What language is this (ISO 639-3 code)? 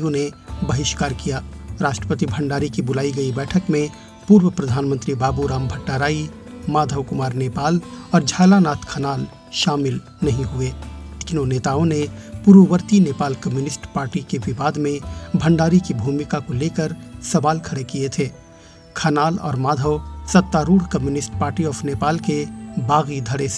hin